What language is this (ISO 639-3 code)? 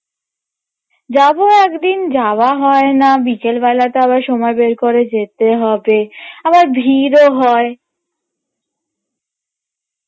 ben